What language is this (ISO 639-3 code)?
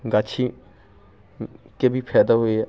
mai